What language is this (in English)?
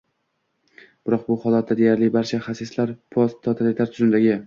Uzbek